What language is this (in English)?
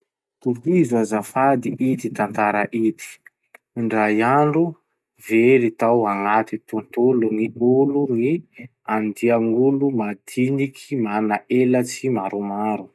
Masikoro Malagasy